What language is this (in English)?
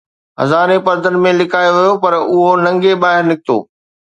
Sindhi